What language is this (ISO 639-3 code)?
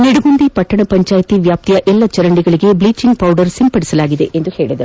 kan